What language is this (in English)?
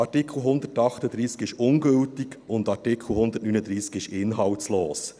Swiss German